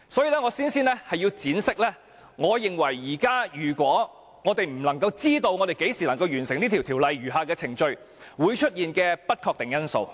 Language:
Cantonese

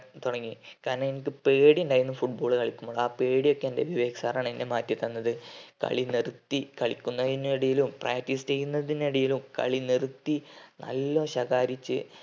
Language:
Malayalam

